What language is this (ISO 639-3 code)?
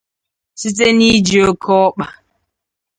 ibo